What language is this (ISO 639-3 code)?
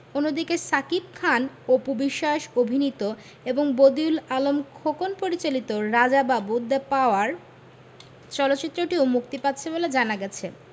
ben